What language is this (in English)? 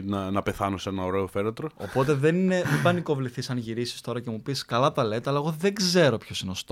Greek